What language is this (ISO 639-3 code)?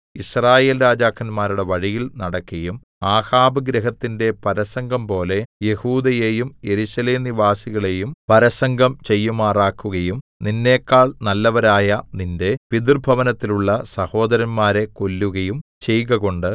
mal